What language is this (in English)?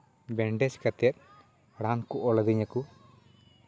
Santali